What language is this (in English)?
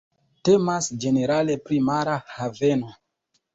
Esperanto